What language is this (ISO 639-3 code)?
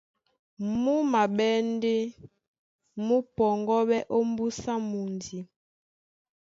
dua